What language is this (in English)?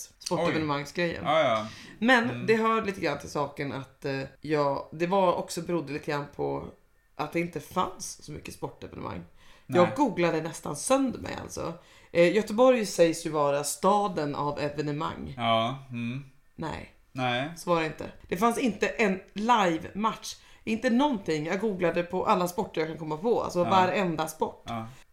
Swedish